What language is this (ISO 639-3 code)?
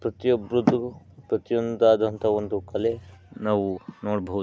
kan